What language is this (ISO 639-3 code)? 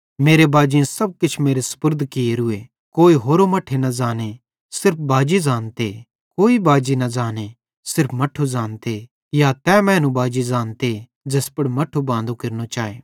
bhd